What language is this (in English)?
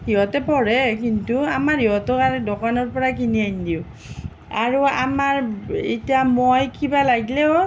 Assamese